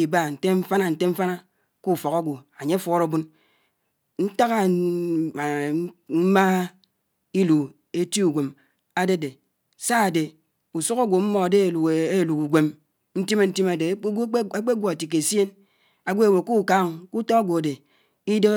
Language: Anaang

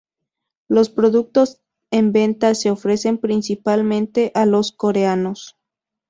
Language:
Spanish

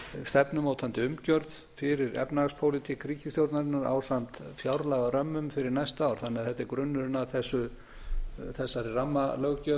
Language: Icelandic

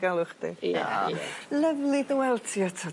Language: Welsh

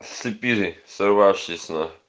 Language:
Russian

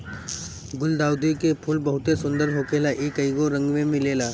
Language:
Bhojpuri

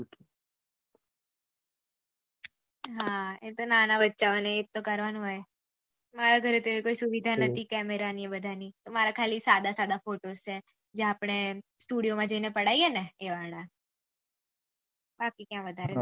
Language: Gujarati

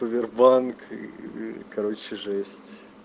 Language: Russian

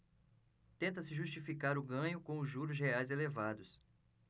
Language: Portuguese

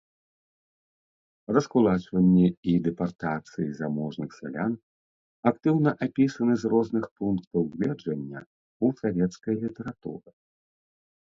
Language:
Belarusian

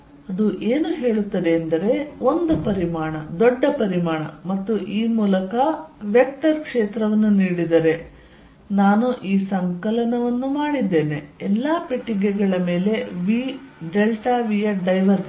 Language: Kannada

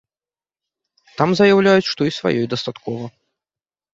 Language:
Belarusian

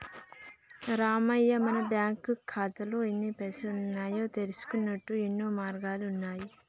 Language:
Telugu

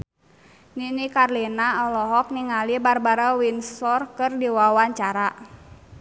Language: Sundanese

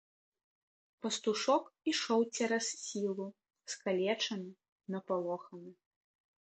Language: Belarusian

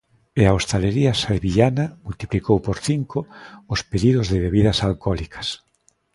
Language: Galician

